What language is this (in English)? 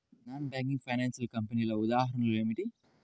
Telugu